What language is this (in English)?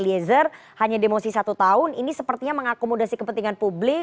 Indonesian